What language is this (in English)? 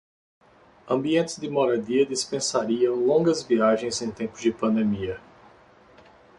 Portuguese